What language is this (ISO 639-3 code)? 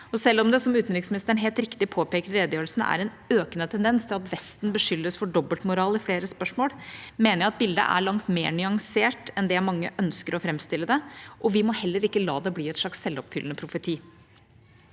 nor